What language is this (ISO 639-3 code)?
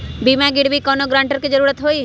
mag